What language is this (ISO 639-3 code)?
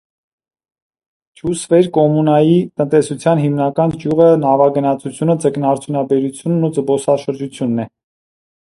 hye